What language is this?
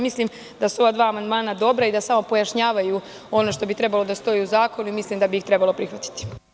Serbian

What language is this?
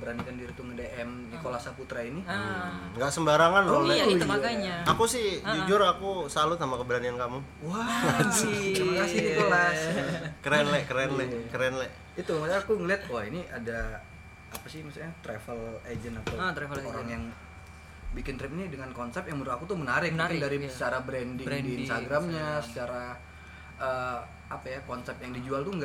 Indonesian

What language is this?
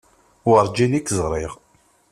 Kabyle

